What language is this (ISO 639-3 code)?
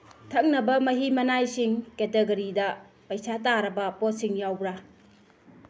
mni